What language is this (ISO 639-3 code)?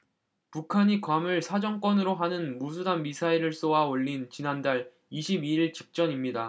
kor